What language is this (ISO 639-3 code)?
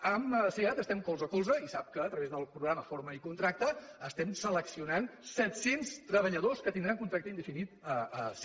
cat